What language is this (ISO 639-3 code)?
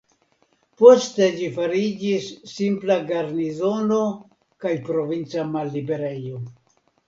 epo